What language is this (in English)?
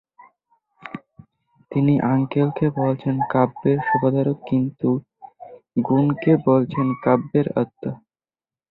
Bangla